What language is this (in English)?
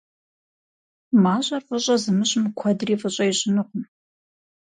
Kabardian